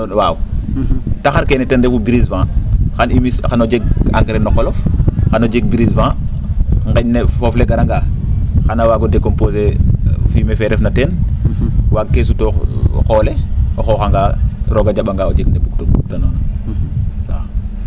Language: Serer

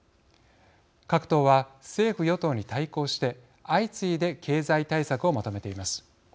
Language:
Japanese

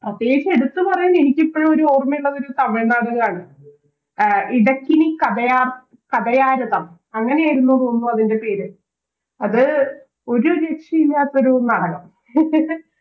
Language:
Malayalam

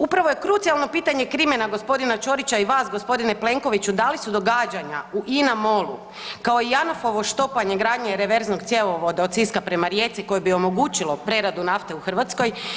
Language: Croatian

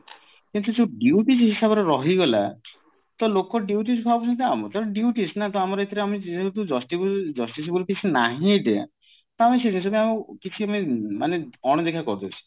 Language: Odia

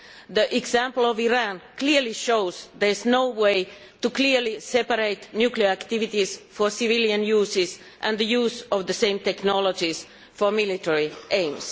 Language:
English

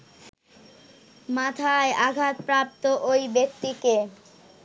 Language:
Bangla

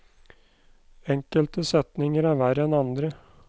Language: Norwegian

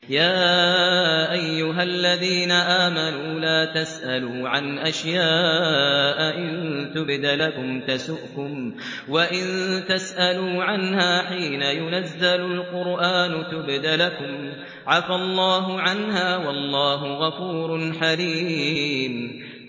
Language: Arabic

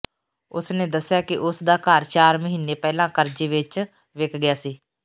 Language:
Punjabi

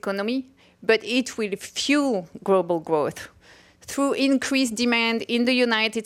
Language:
Chinese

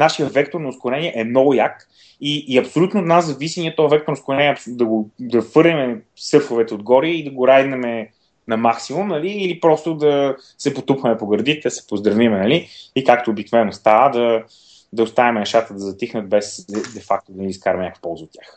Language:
Bulgarian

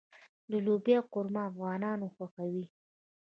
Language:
Pashto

